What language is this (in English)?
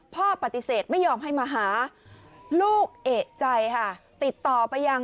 Thai